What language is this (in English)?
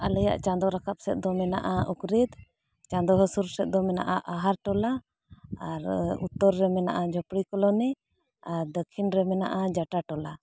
Santali